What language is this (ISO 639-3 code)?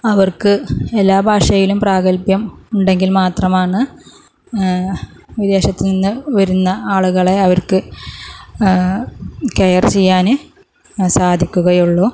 mal